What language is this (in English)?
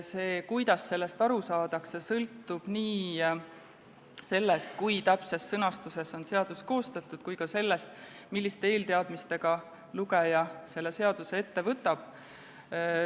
Estonian